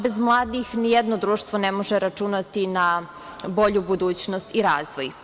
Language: Serbian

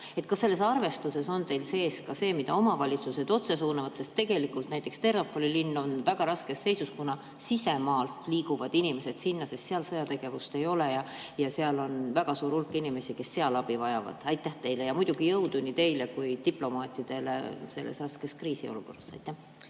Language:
Estonian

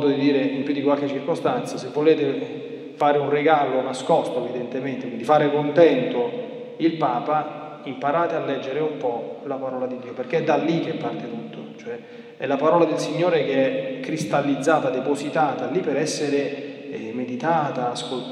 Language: Italian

